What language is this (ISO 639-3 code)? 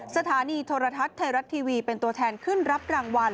tha